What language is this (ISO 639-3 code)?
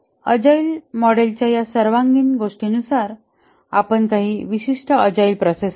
mar